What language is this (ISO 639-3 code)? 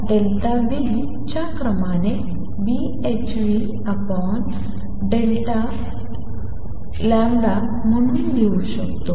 mar